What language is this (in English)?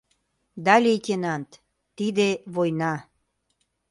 Mari